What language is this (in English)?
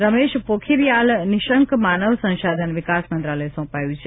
Gujarati